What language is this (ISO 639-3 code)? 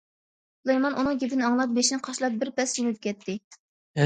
uig